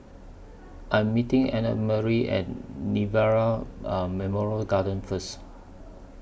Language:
English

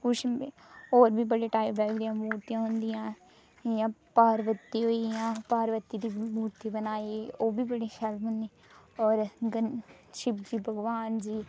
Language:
Dogri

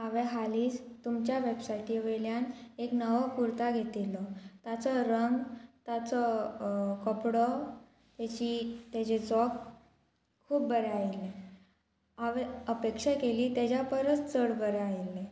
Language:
Konkani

